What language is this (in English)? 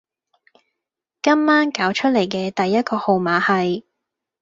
Cantonese